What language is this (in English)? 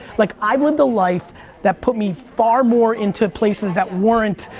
English